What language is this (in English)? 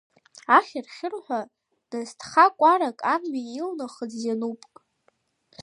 Abkhazian